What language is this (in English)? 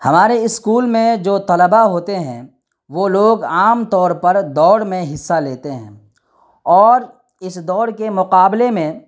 Urdu